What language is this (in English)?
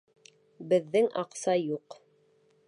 Bashkir